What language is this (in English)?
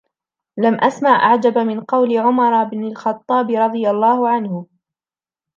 Arabic